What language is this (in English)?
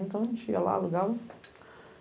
Portuguese